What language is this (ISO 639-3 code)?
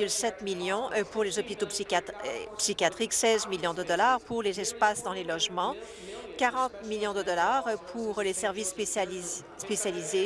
fra